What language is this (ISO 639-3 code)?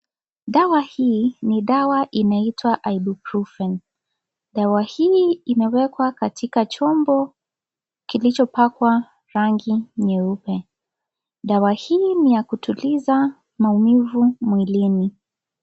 swa